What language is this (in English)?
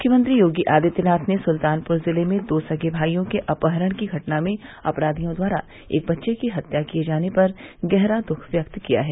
Hindi